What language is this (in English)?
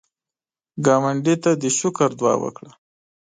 Pashto